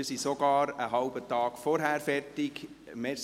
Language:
Swiss German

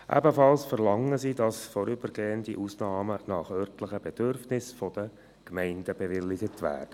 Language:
Swiss German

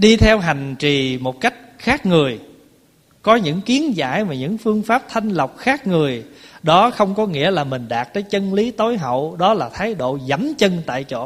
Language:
Vietnamese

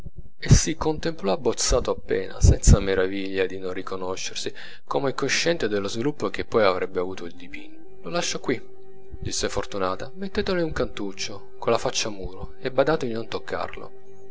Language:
Italian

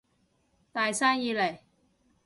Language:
Cantonese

